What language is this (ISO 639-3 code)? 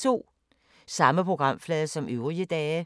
dan